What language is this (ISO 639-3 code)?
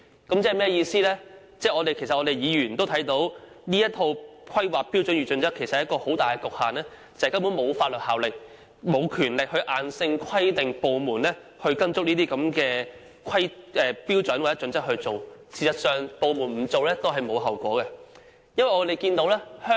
yue